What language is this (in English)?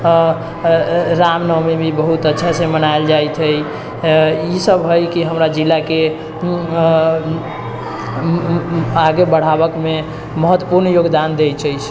Maithili